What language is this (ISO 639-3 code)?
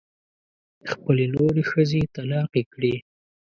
pus